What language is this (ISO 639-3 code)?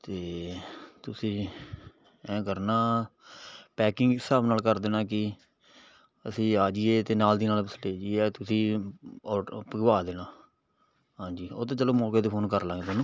pan